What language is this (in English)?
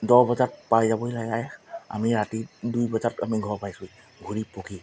Assamese